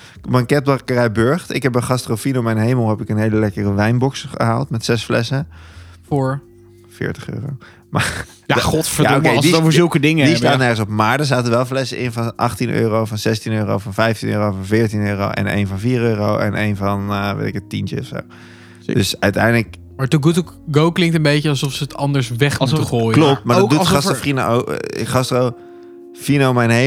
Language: Dutch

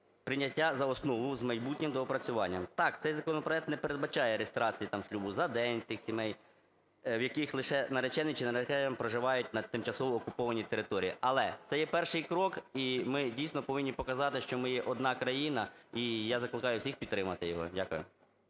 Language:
Ukrainian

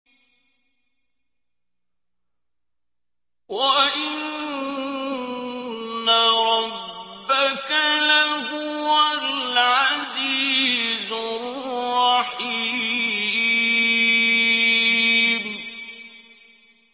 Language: Arabic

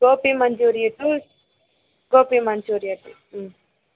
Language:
Telugu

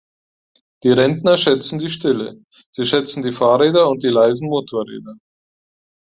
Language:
German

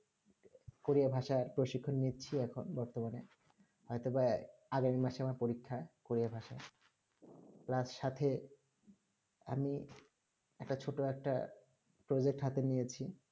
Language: Bangla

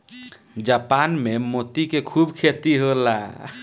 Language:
Bhojpuri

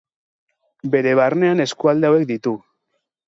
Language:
Basque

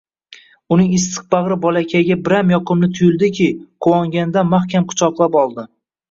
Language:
Uzbek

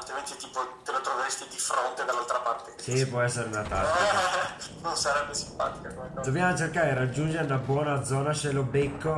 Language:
Italian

